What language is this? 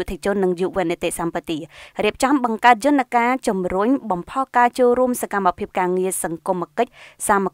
Thai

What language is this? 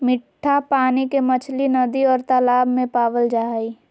Magahi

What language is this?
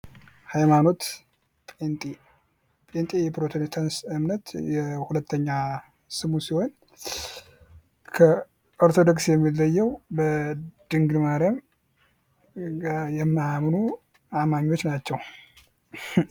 Amharic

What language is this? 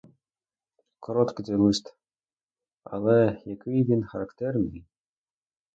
Ukrainian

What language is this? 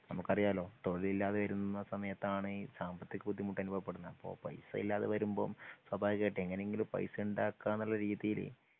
Malayalam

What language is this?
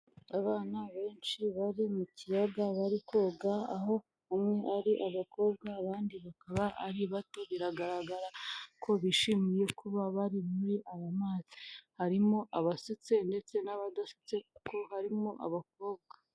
Kinyarwanda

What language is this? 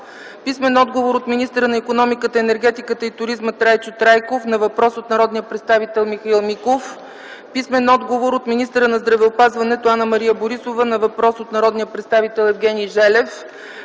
Bulgarian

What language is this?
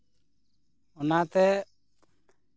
Santali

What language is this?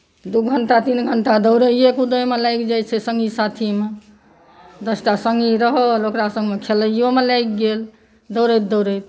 Maithili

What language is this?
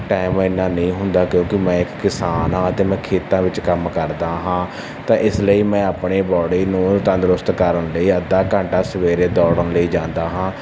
Punjabi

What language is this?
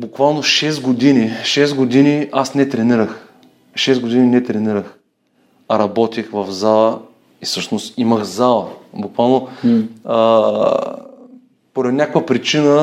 Bulgarian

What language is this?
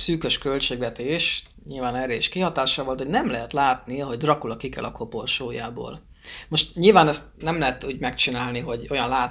Hungarian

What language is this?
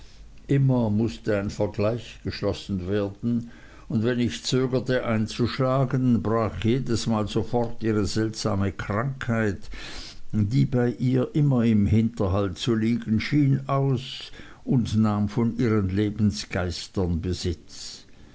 German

